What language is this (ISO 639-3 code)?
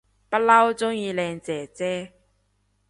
yue